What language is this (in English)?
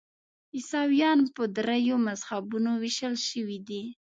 Pashto